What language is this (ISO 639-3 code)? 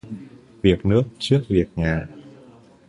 vie